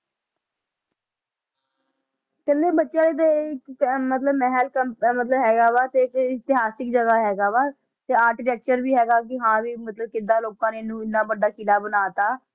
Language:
Punjabi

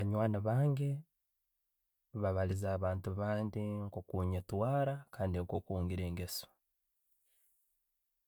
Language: Tooro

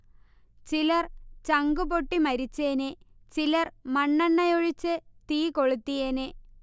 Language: Malayalam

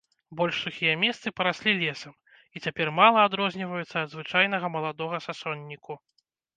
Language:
Belarusian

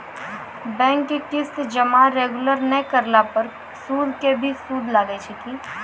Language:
Maithili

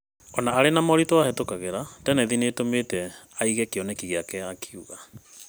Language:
Kikuyu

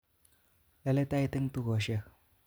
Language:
Kalenjin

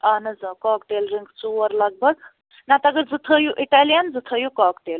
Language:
Kashmiri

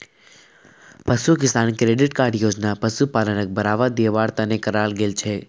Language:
Magahi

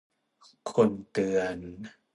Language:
Thai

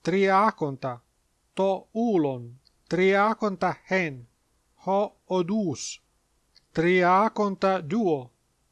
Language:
Greek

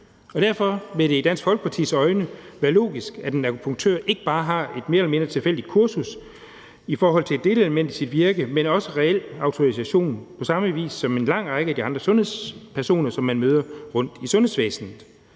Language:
Danish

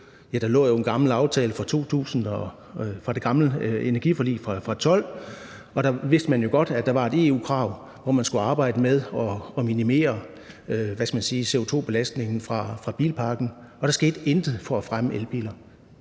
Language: Danish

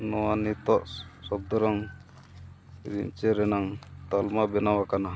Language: Santali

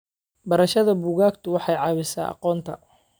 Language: Somali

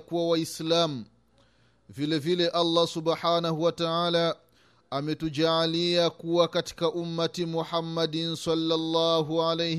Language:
Swahili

